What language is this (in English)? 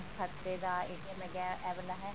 Punjabi